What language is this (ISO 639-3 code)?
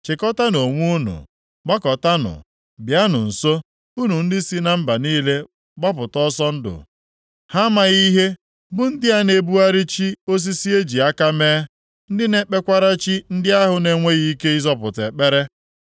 ibo